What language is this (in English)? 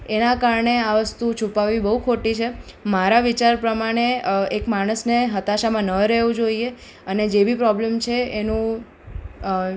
Gujarati